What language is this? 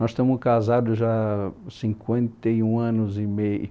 Portuguese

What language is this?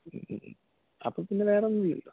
Malayalam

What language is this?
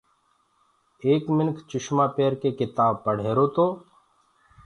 Gurgula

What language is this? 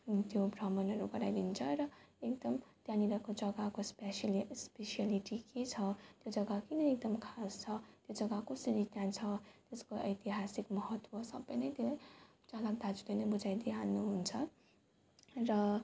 Nepali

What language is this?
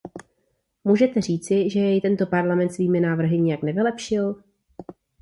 Czech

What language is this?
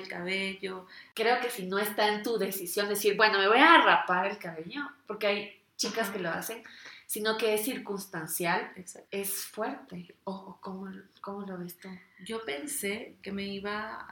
Spanish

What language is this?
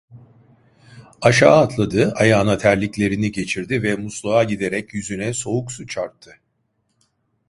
Turkish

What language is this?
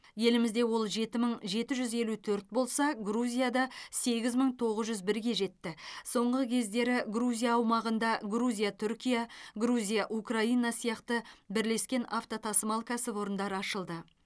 Kazakh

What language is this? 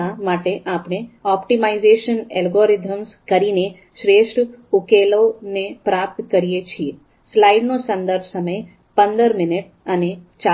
Gujarati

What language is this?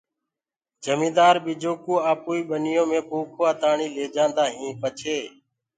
Gurgula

